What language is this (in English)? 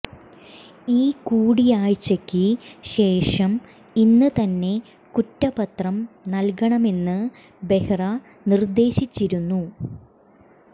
Malayalam